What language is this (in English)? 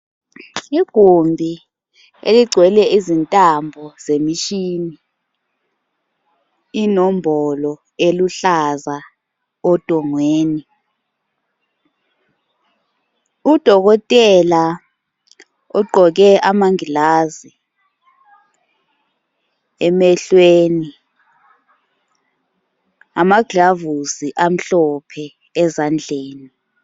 North Ndebele